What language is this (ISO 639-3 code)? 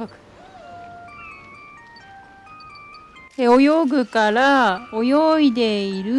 jpn